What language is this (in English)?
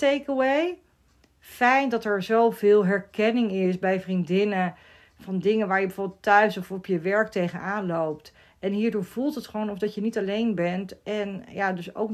Dutch